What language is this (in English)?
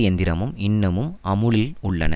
Tamil